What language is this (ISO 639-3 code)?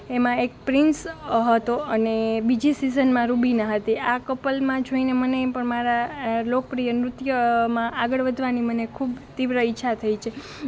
guj